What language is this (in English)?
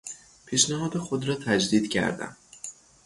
Persian